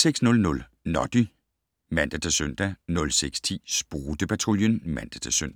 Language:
Danish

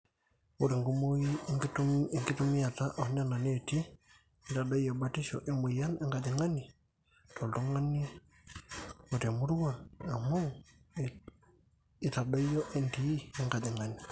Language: Masai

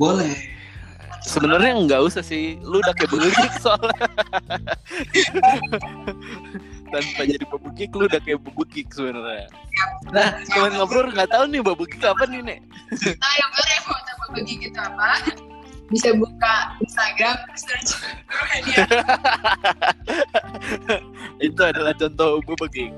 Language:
Indonesian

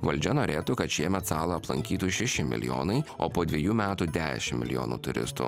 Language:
Lithuanian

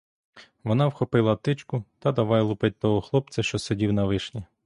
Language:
Ukrainian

